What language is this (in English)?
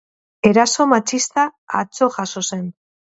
Basque